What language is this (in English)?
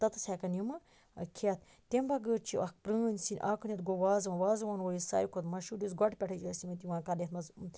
Kashmiri